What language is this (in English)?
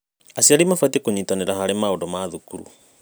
Kikuyu